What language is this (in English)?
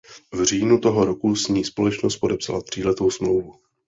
Czech